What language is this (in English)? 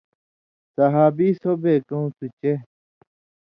Indus Kohistani